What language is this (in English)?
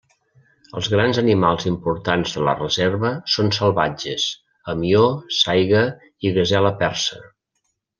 Catalan